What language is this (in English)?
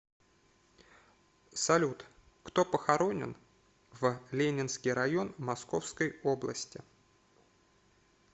Russian